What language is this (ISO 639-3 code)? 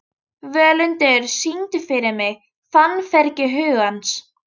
isl